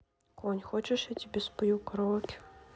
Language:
Russian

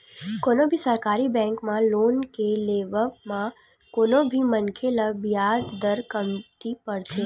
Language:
Chhattisgarhi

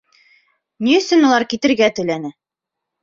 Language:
Bashkir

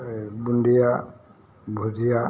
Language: Assamese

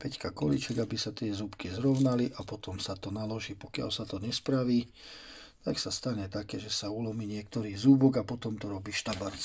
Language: Slovak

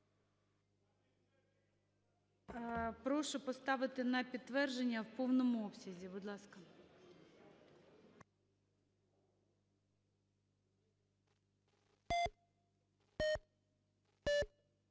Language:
Ukrainian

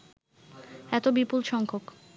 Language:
Bangla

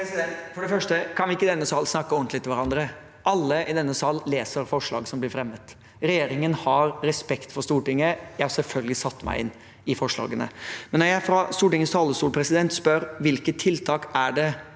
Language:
Norwegian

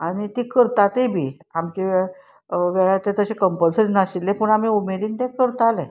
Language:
Konkani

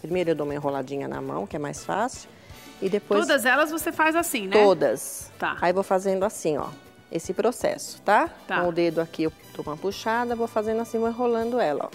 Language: Portuguese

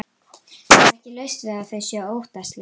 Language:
Icelandic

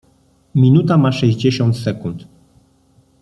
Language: Polish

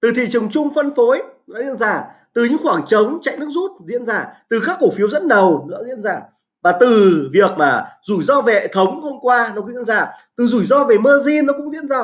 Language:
Vietnamese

